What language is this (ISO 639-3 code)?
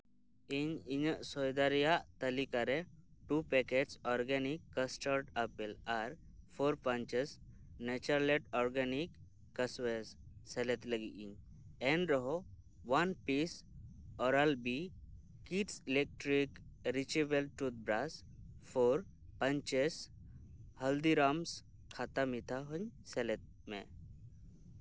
sat